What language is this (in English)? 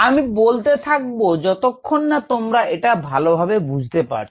Bangla